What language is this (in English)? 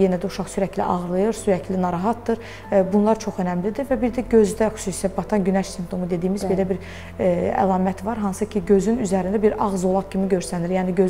Turkish